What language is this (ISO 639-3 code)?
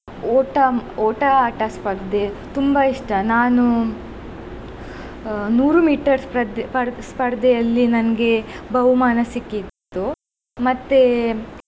kan